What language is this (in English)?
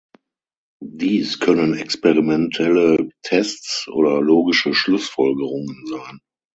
German